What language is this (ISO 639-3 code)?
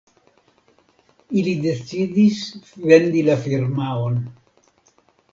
epo